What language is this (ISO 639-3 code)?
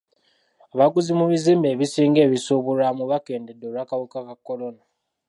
lug